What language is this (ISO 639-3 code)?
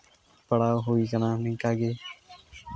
sat